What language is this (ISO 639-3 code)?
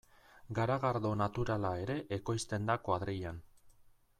eus